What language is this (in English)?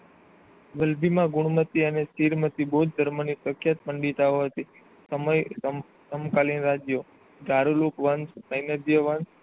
Gujarati